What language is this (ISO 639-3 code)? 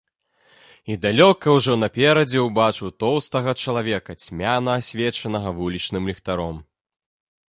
bel